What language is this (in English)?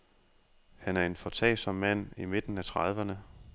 Danish